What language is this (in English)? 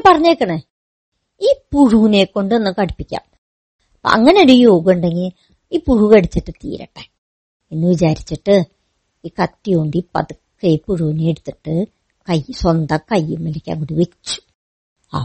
Malayalam